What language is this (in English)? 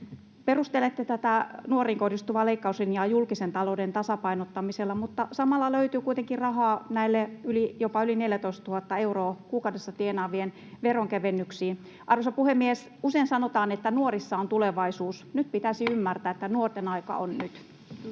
Finnish